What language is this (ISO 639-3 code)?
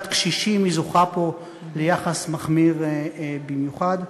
heb